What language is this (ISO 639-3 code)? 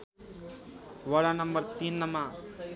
nep